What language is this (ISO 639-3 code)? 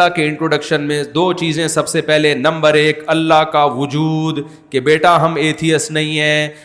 urd